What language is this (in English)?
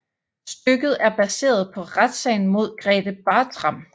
Danish